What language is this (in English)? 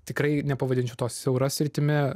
Lithuanian